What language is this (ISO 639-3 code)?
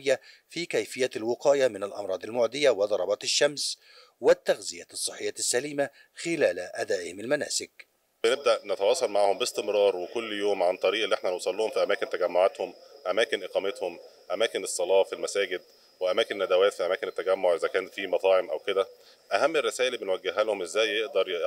ara